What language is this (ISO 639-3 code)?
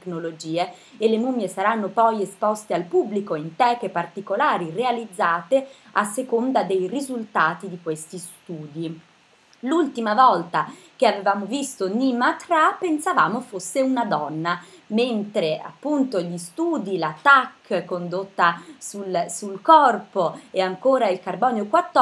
ita